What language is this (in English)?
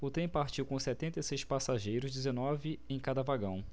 Portuguese